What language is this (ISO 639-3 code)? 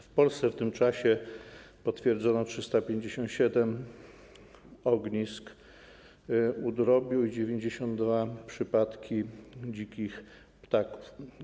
pol